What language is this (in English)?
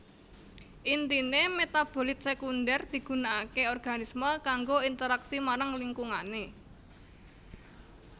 Javanese